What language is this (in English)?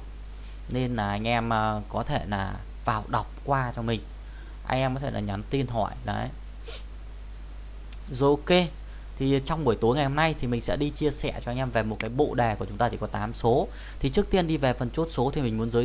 Vietnamese